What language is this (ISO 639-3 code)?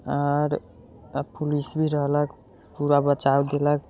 mai